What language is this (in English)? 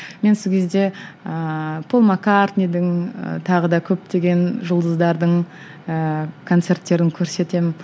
Kazakh